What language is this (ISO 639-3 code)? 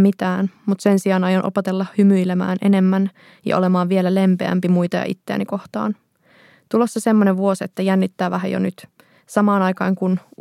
fin